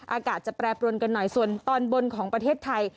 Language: Thai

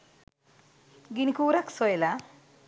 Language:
Sinhala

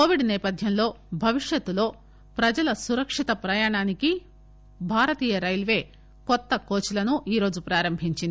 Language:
Telugu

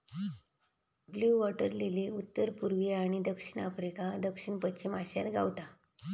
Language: Marathi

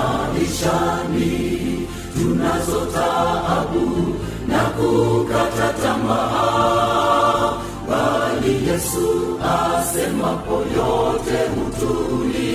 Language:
Swahili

